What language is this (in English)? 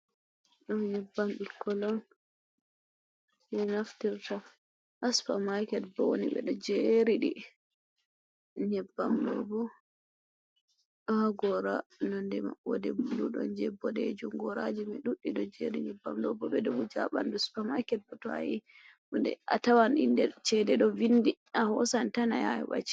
Fula